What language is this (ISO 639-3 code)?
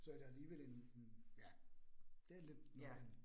dan